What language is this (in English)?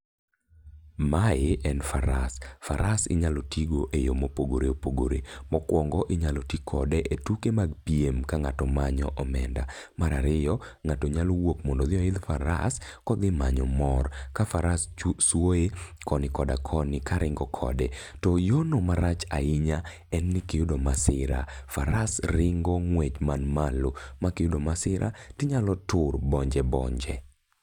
Luo (Kenya and Tanzania)